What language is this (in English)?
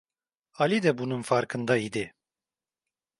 Turkish